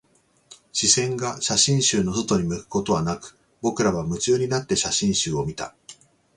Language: Japanese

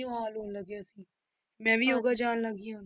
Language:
Punjabi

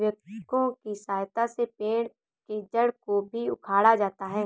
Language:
Hindi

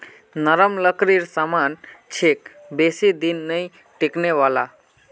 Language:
Magahi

